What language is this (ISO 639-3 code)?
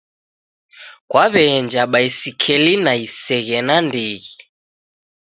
dav